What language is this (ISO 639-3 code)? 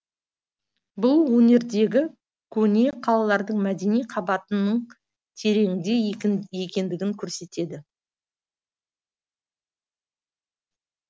kaz